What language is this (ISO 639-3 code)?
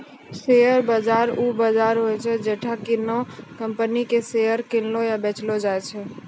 mai